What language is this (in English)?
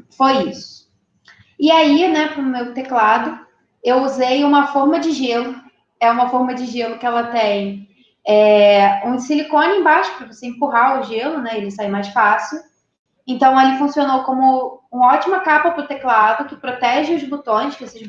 Portuguese